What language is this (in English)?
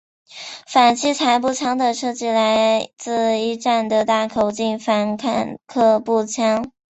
Chinese